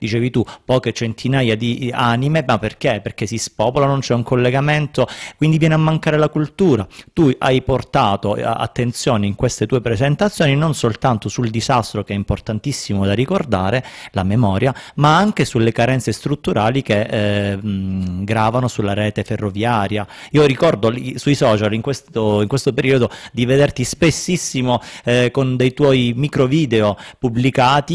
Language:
Italian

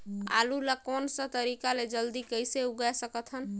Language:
Chhattisgarhi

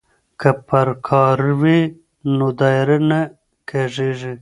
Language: Pashto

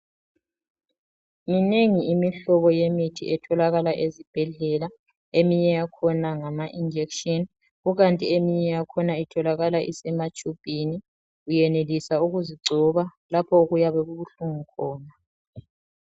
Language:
North Ndebele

